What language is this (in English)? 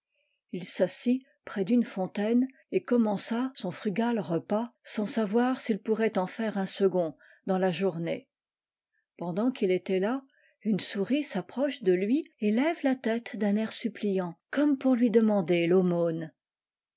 French